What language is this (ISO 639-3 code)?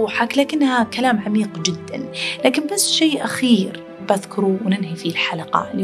ara